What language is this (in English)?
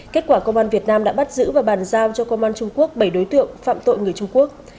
Vietnamese